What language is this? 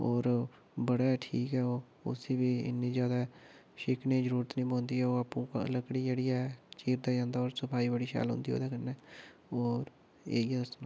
Dogri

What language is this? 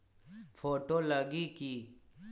Magahi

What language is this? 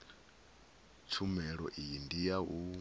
Venda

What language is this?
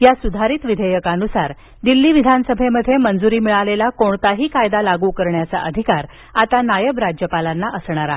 Marathi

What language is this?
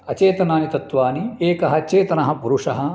Sanskrit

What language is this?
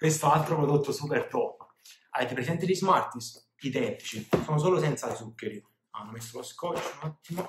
Italian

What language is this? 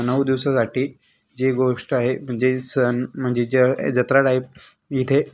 Marathi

